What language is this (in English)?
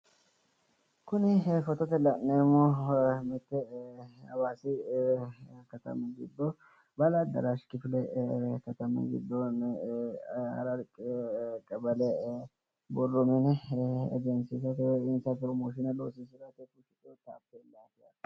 Sidamo